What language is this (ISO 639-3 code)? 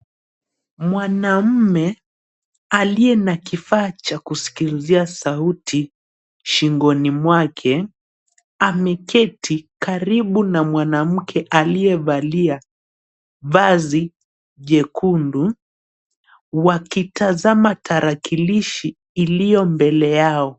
swa